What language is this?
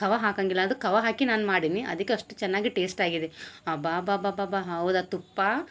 Kannada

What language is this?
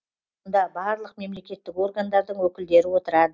Kazakh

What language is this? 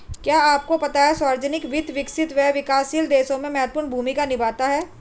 Hindi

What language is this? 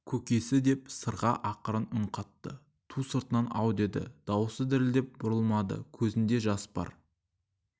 Kazakh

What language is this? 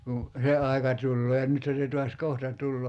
Finnish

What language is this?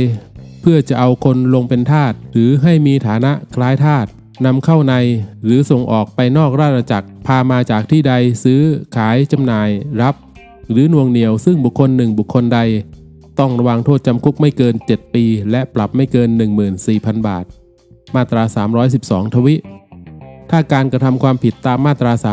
Thai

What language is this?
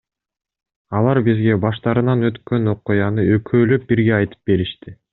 Kyrgyz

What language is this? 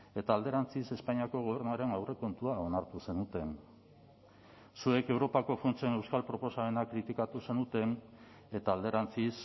Basque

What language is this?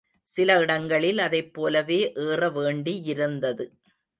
Tamil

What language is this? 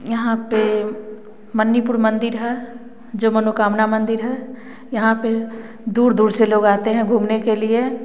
Hindi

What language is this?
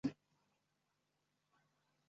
Chinese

